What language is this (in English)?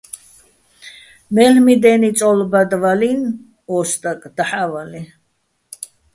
Bats